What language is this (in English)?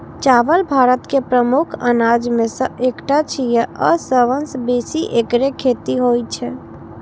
Maithili